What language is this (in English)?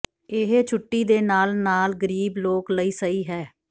Punjabi